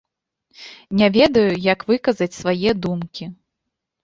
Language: Belarusian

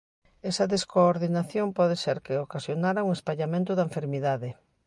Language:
Galician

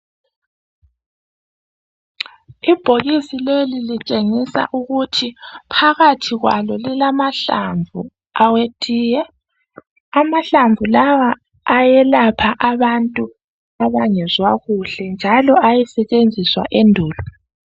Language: North Ndebele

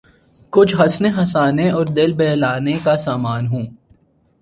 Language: Urdu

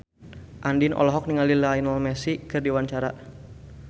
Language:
Sundanese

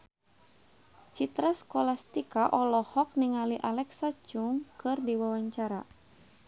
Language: Sundanese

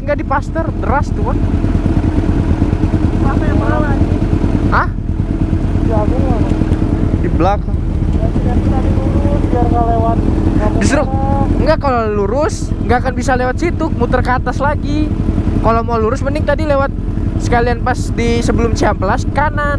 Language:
Indonesian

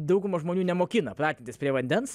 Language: Lithuanian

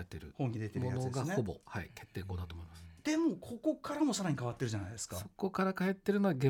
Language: Japanese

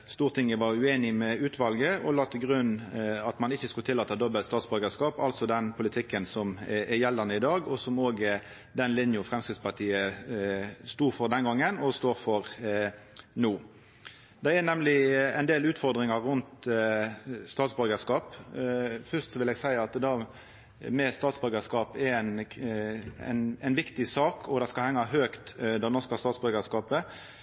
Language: Norwegian Nynorsk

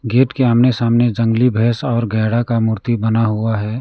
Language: Hindi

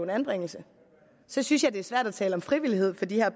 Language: Danish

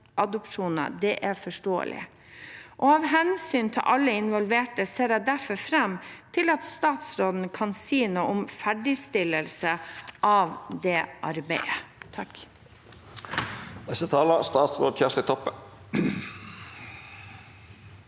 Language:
Norwegian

